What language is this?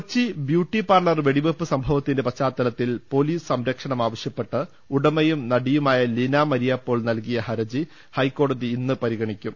Malayalam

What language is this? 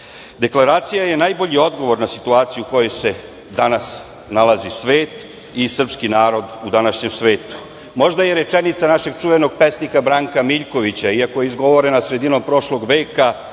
Serbian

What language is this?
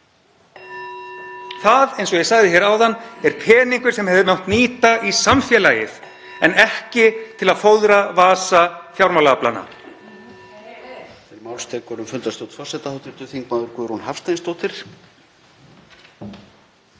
Icelandic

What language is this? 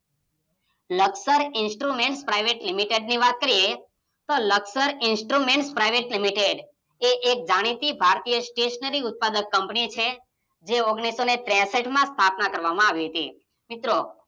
Gujarati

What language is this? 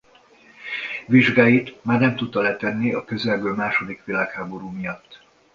Hungarian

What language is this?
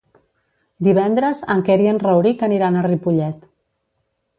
Catalan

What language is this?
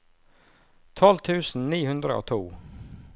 Norwegian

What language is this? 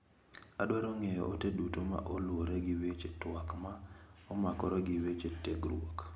Luo (Kenya and Tanzania)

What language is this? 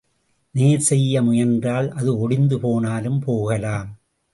Tamil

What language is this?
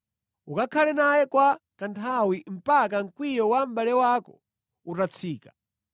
Nyanja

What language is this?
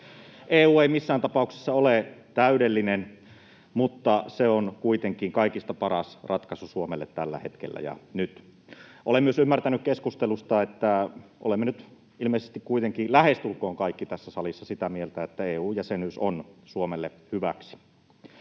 Finnish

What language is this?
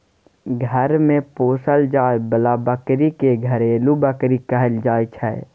Maithili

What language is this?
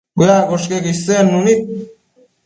Matsés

